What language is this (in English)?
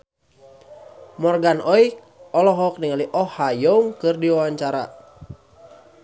Sundanese